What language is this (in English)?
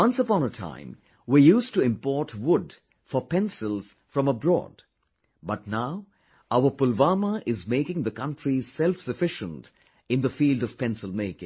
English